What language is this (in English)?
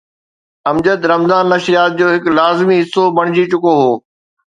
Sindhi